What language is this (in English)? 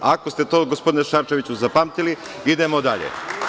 Serbian